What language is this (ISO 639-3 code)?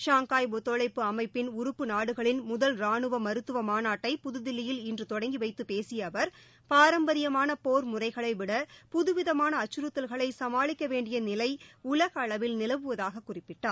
tam